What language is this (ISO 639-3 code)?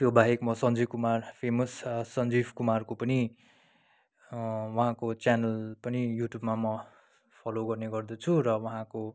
nep